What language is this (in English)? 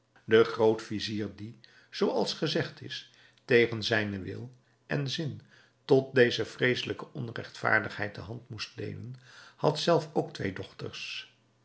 Dutch